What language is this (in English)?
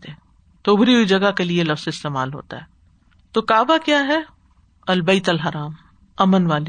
Urdu